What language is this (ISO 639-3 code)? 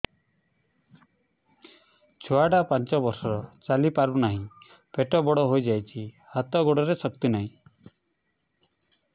ori